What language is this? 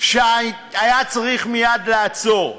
Hebrew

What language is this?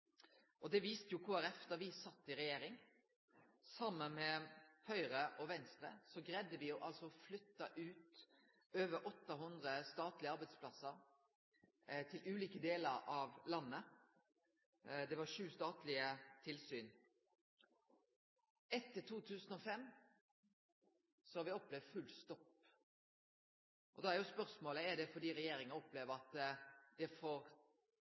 Norwegian Nynorsk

